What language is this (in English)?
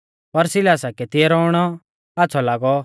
Mahasu Pahari